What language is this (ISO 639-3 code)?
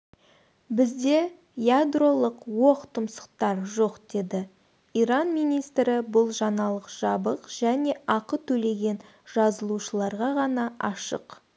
kaz